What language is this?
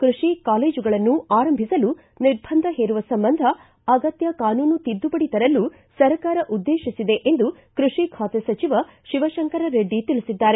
Kannada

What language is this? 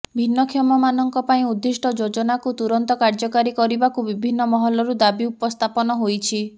Odia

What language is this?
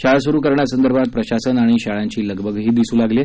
Marathi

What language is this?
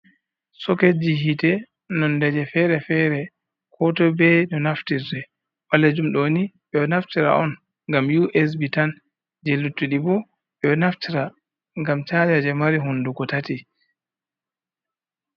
Fula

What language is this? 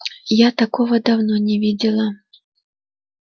Russian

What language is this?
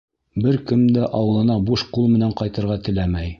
Bashkir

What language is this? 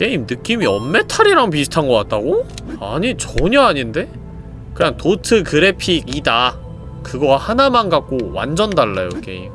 Korean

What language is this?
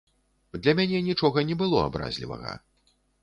Belarusian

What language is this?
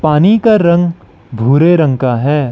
Hindi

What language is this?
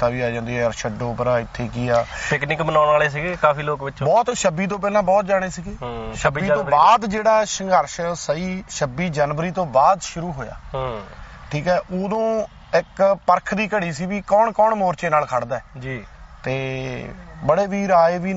Punjabi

